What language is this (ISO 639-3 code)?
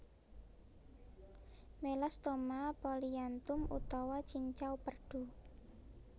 jav